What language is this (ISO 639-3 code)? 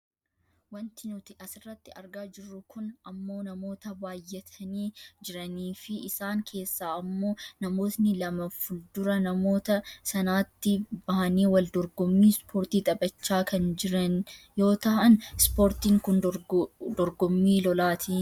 orm